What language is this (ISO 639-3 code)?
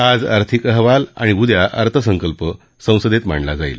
mar